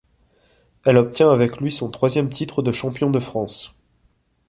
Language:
French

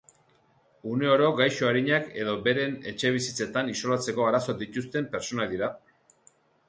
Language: Basque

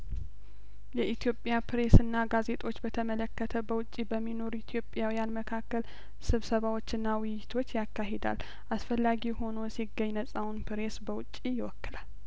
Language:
Amharic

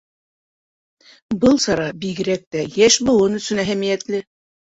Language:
Bashkir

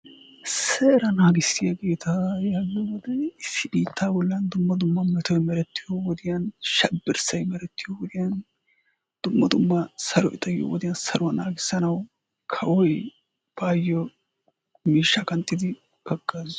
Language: Wolaytta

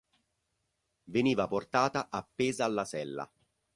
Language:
Italian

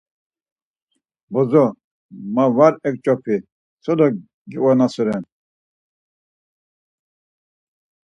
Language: Laz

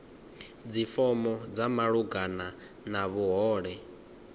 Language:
Venda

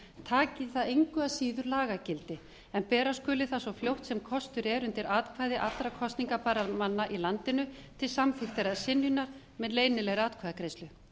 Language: Icelandic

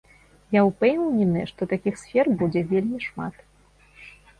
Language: Belarusian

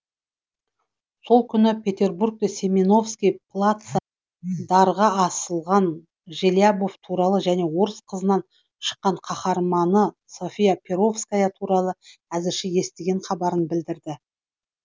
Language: Kazakh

